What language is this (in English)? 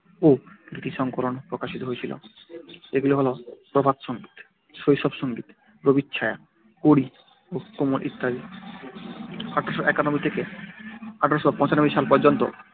Bangla